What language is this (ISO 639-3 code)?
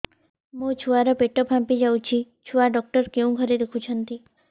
ori